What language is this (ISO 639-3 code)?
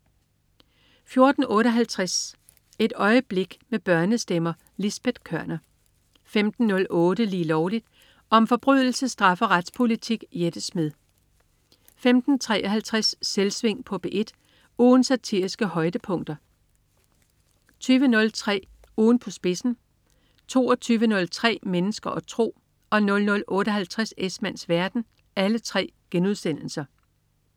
dan